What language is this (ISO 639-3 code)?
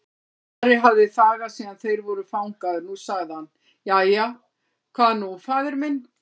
isl